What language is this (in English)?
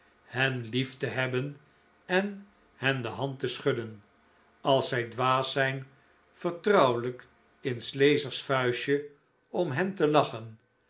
Dutch